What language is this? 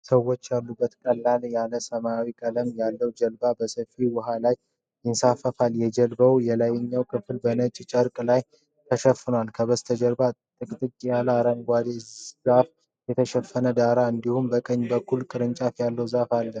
Amharic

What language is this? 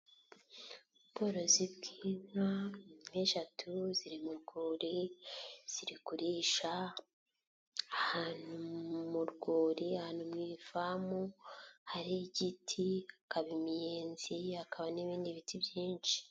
Kinyarwanda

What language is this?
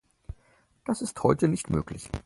German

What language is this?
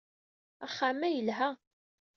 Kabyle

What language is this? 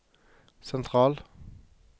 Norwegian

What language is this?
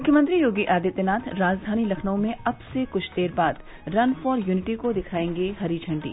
Hindi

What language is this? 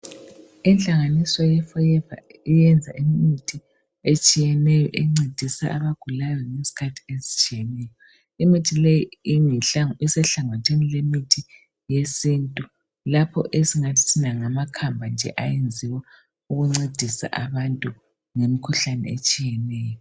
North Ndebele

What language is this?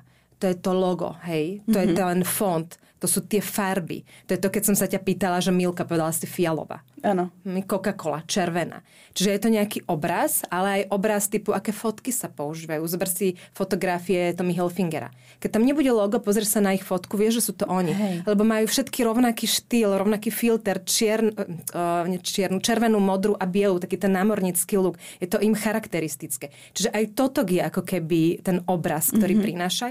Slovak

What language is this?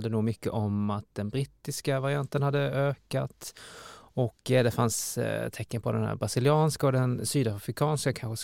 Swedish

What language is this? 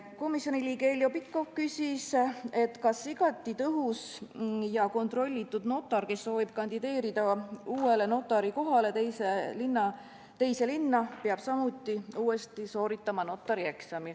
Estonian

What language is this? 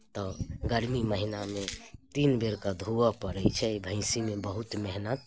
Maithili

